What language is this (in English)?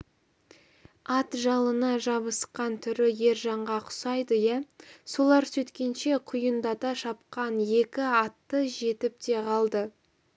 Kazakh